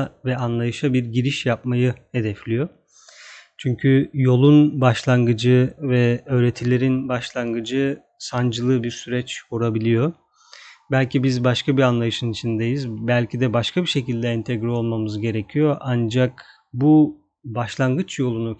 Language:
Turkish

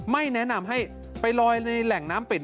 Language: Thai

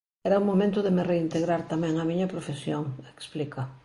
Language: Galician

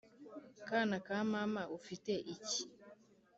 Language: Kinyarwanda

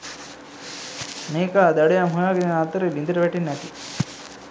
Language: Sinhala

